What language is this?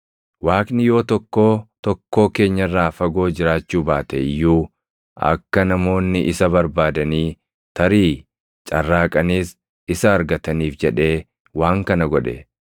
Oromo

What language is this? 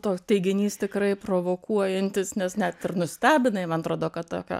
Lithuanian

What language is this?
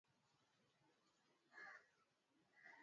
Swahili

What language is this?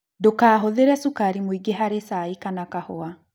Kikuyu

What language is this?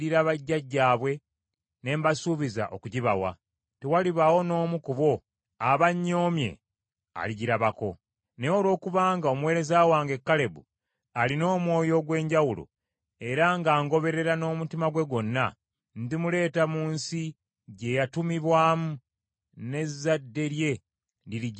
Ganda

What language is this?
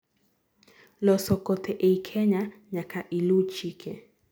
Luo (Kenya and Tanzania)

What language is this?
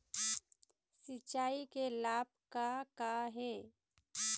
Chhattisgarhi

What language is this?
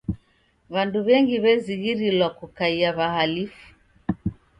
Taita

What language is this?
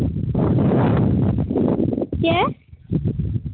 Santali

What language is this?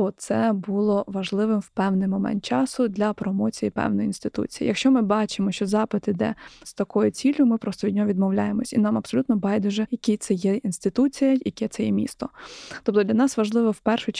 Ukrainian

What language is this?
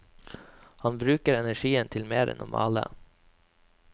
Norwegian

